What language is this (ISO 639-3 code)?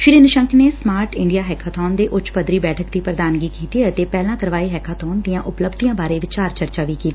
pan